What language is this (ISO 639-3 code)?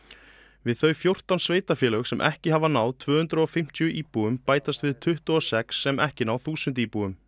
isl